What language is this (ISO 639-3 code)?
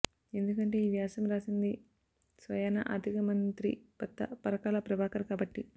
tel